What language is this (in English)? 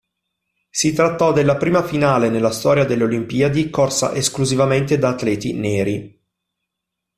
Italian